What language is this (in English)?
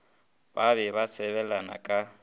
Northern Sotho